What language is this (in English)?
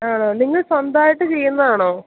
Malayalam